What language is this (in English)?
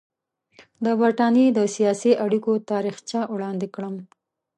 Pashto